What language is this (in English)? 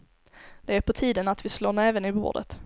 Swedish